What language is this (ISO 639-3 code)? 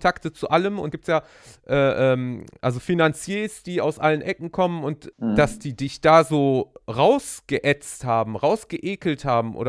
deu